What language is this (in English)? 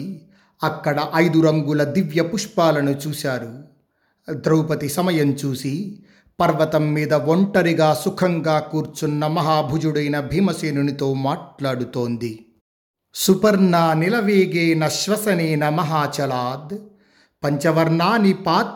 Telugu